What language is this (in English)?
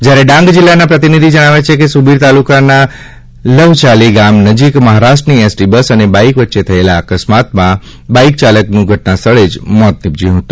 Gujarati